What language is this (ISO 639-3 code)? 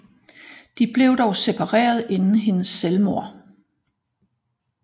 dan